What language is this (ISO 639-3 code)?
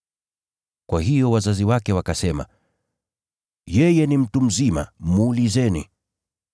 swa